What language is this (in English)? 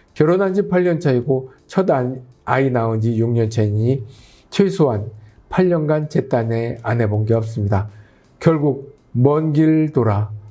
Korean